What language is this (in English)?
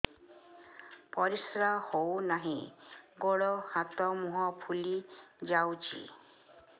Odia